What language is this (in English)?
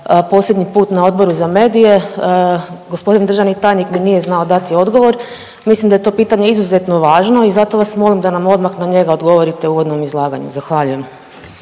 Croatian